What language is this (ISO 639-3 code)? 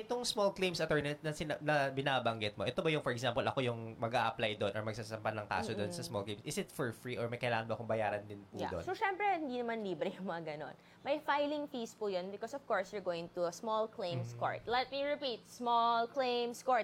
fil